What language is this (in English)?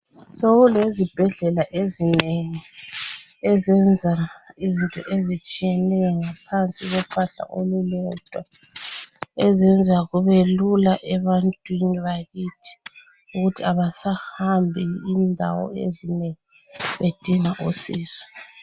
North Ndebele